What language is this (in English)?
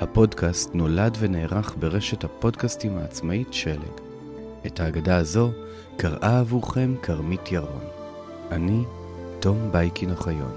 Hebrew